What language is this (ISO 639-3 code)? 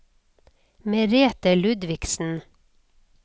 nor